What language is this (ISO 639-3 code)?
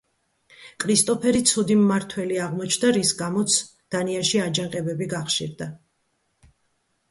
kat